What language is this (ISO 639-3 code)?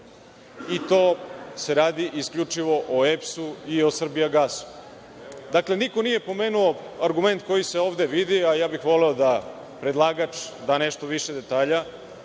srp